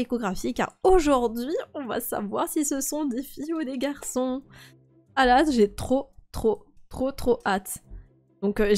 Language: French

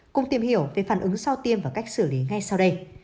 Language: Vietnamese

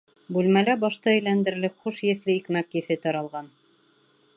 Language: Bashkir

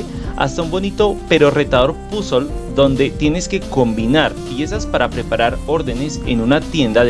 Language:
Spanish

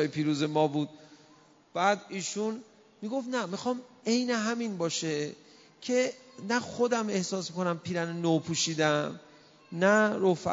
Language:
Persian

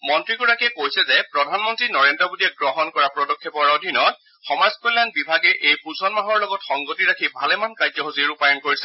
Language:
Assamese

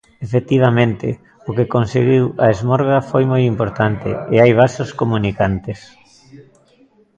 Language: Galician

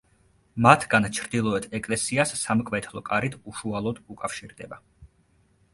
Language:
Georgian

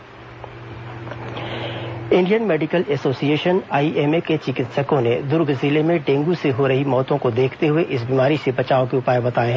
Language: Hindi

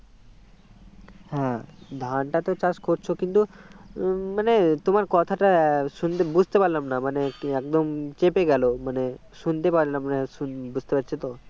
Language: Bangla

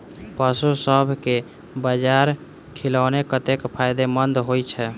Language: Maithili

